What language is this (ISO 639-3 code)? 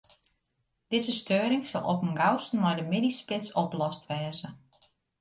fry